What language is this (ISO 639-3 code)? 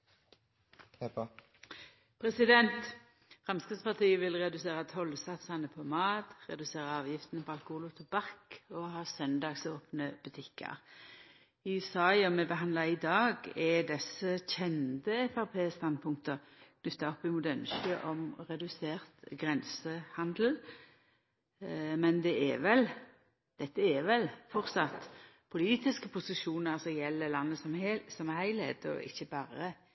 nno